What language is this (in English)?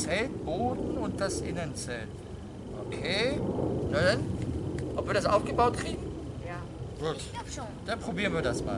German